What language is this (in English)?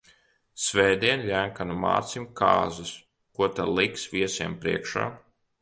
Latvian